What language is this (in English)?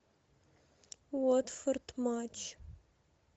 Russian